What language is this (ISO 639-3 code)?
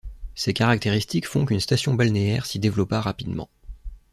fra